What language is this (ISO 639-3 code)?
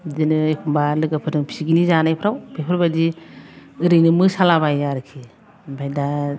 brx